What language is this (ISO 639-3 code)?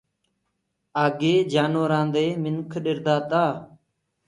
ggg